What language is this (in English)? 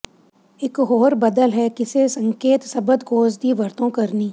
Punjabi